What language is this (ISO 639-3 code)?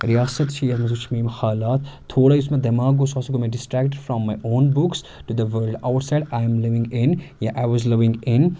kas